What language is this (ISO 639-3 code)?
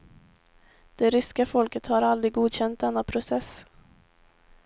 swe